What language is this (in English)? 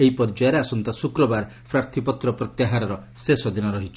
Odia